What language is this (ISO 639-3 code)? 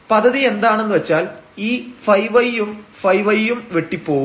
mal